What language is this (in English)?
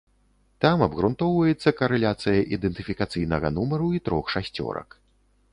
Belarusian